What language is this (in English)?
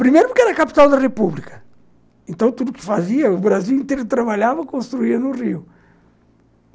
Portuguese